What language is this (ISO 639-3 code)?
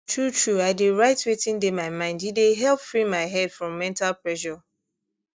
pcm